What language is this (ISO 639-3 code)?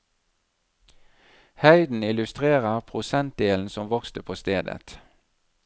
nor